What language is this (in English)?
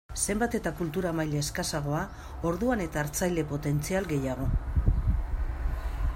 Basque